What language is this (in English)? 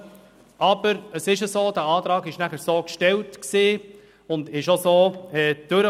Swiss German